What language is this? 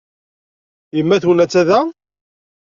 Kabyle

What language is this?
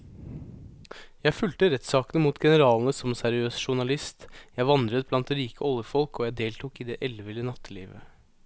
Norwegian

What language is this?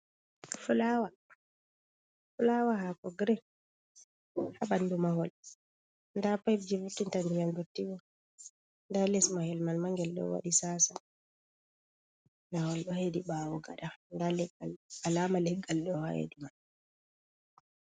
Fula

